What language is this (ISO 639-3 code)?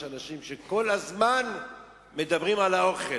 heb